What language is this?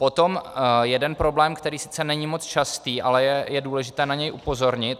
Czech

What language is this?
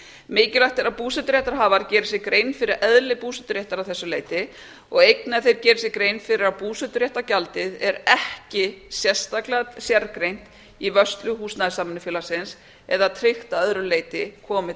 Icelandic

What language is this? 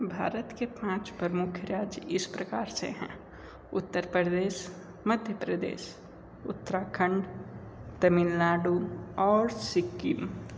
Hindi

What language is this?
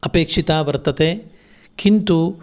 Sanskrit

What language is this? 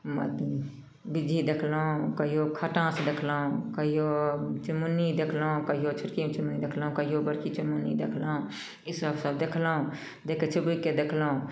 Maithili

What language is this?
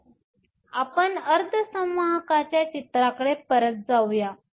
Marathi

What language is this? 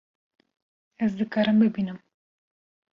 Kurdish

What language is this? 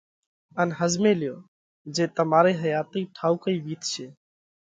Parkari Koli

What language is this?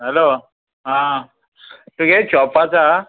Konkani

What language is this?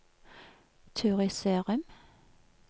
Norwegian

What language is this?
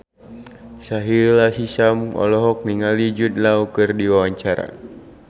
Sundanese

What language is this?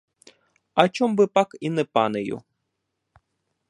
Ukrainian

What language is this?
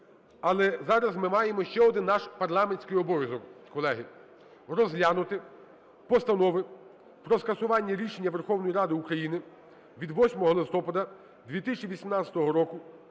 Ukrainian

